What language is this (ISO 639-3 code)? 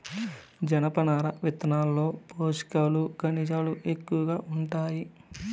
tel